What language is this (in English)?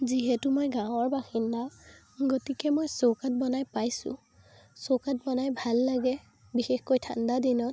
Assamese